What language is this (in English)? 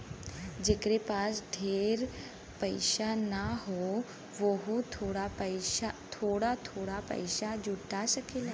Bhojpuri